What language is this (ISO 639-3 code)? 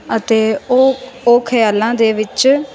pan